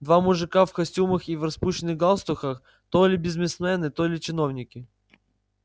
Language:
Russian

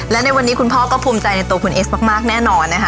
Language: Thai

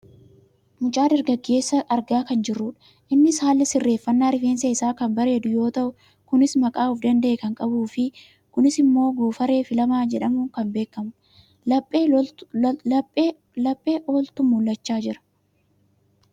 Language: Oromo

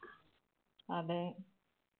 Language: Malayalam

